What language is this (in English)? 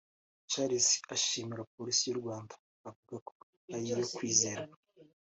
Kinyarwanda